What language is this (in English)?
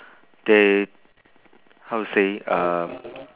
English